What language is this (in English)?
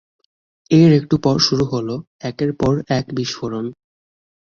Bangla